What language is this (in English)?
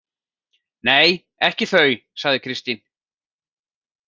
Icelandic